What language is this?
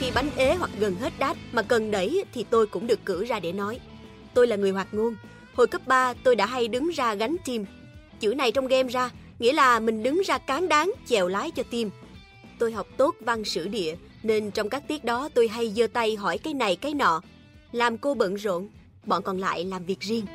Vietnamese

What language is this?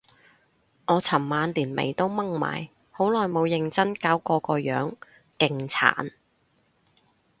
Cantonese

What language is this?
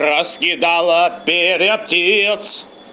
Russian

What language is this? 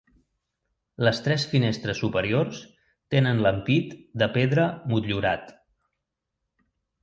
Catalan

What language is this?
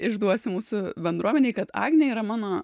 Lithuanian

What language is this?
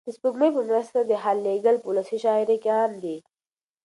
Pashto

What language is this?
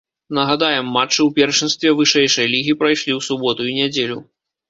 Belarusian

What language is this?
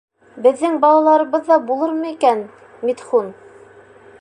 Bashkir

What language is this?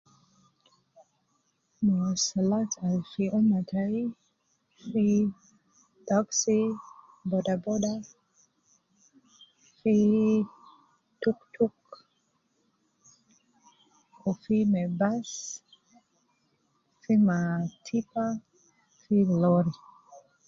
Nubi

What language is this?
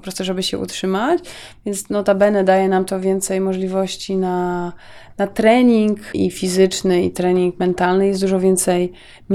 Polish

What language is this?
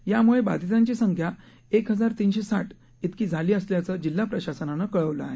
Marathi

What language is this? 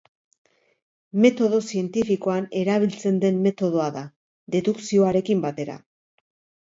Basque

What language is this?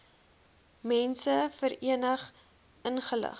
Afrikaans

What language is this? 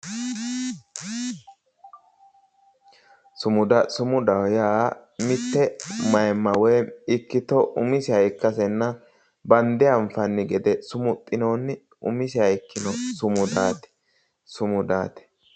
Sidamo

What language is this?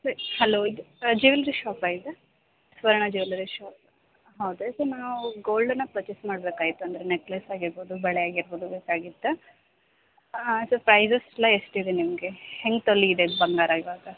Kannada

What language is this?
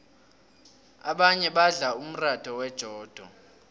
South Ndebele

